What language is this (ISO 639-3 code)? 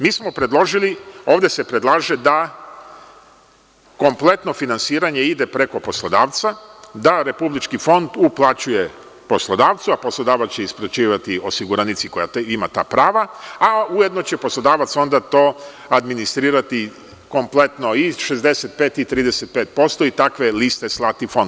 srp